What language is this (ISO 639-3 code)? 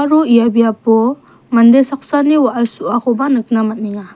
grt